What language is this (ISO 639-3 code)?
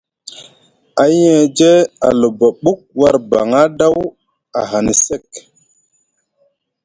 mug